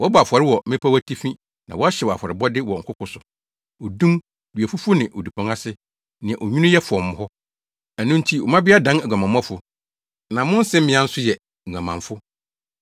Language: Akan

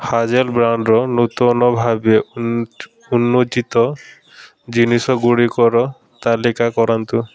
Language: Odia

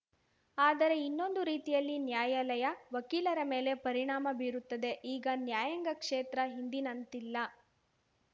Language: Kannada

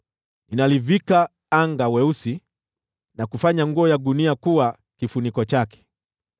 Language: Swahili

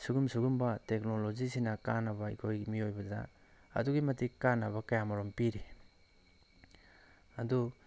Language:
Manipuri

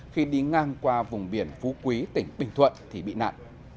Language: Vietnamese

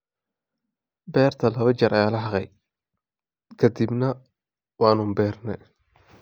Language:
Somali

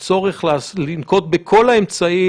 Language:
Hebrew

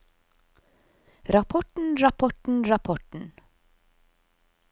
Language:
Norwegian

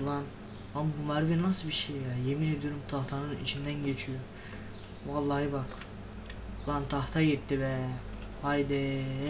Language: Turkish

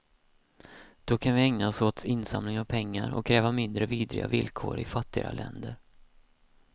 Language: Swedish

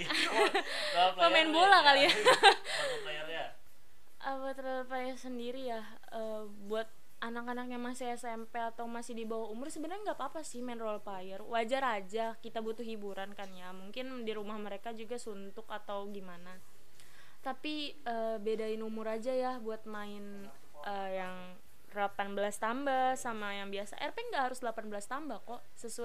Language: Indonesian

